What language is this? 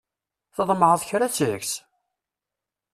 Kabyle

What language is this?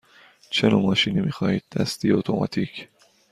Persian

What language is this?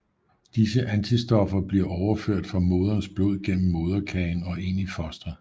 Danish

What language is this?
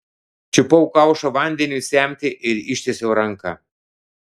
Lithuanian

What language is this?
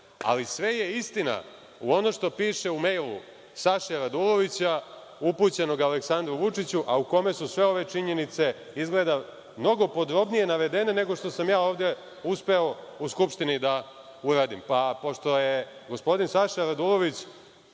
Serbian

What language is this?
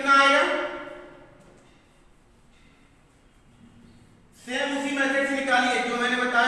Hindi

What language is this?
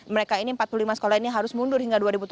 Indonesian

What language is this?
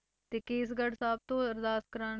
Punjabi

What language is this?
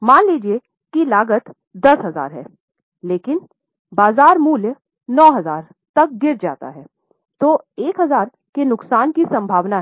Hindi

